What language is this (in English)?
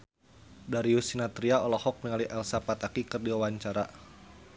Sundanese